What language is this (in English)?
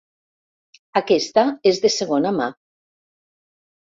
Catalan